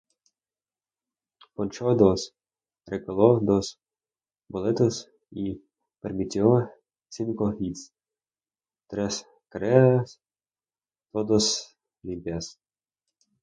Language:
Spanish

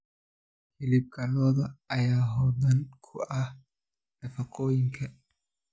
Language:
Somali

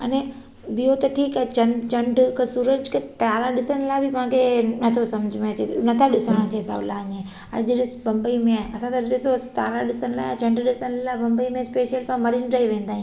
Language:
Sindhi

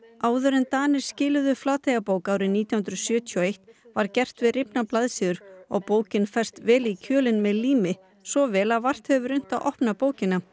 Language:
Icelandic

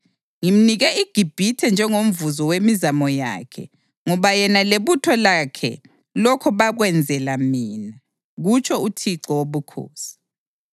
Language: North Ndebele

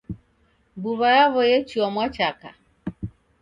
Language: Taita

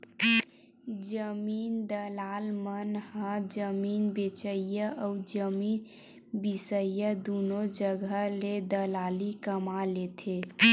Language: Chhattisgarhi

